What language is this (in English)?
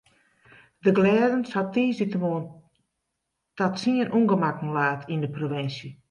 Western Frisian